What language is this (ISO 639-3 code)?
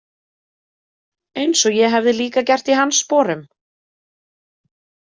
isl